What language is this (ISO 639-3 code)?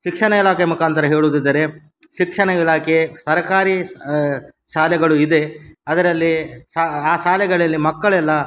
kan